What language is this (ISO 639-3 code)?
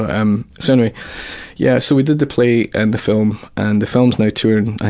eng